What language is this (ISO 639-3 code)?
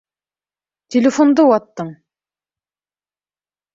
bak